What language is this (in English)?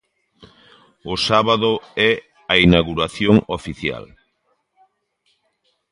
Galician